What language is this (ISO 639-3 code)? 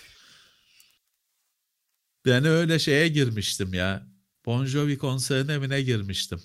tur